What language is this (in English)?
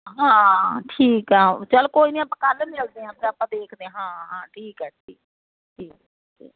Punjabi